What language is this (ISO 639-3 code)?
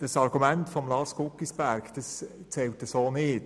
gsw